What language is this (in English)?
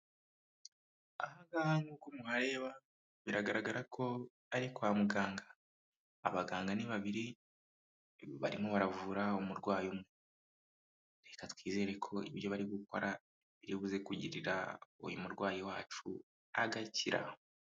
Kinyarwanda